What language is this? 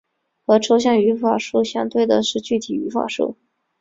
Chinese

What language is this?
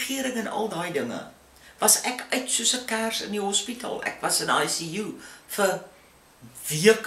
Dutch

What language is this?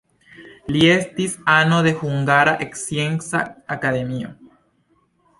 Esperanto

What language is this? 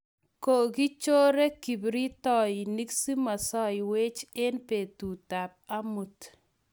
Kalenjin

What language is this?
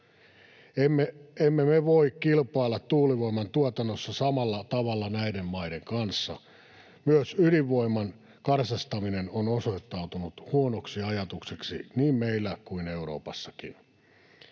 Finnish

